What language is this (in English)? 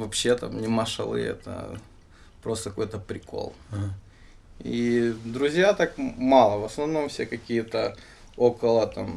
Russian